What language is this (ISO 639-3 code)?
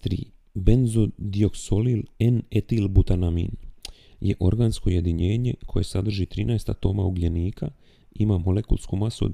hrv